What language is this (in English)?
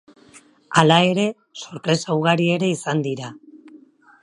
Basque